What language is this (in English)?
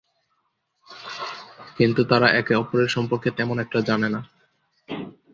Bangla